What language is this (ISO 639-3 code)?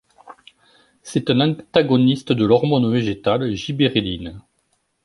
fra